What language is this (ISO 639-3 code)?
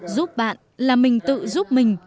vie